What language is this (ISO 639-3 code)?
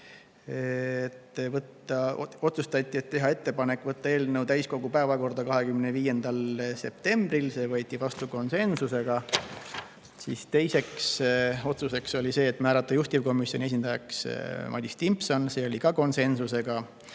est